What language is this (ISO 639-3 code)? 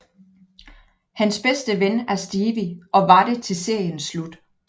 dan